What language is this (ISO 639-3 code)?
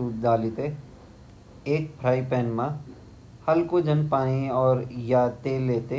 gbm